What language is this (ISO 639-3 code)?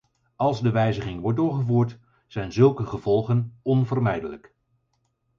nld